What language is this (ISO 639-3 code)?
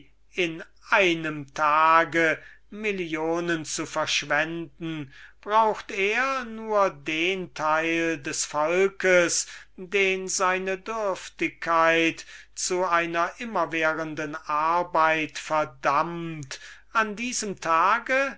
deu